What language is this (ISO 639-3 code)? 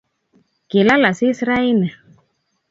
kln